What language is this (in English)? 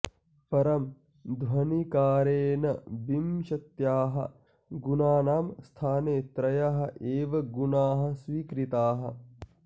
Sanskrit